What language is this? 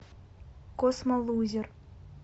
Russian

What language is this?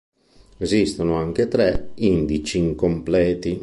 Italian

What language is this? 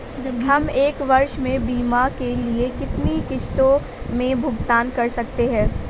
Hindi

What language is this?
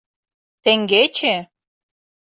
Mari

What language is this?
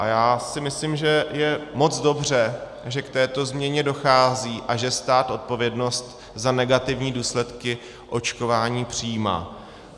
Czech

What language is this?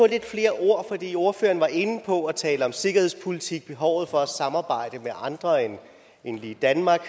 Danish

